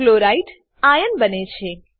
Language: Gujarati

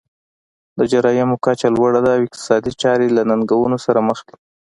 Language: Pashto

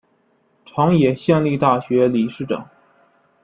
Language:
Chinese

